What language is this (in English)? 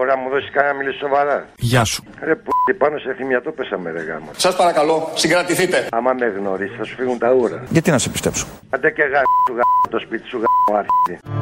Greek